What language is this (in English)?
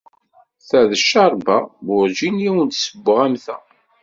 Kabyle